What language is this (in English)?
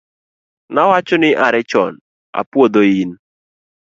Luo (Kenya and Tanzania)